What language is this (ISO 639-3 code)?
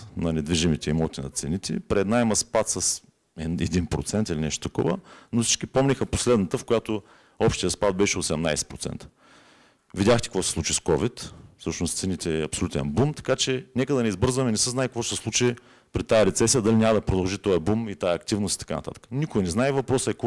bul